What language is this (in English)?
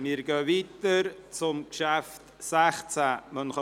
Swiss German